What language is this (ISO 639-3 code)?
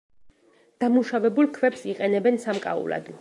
kat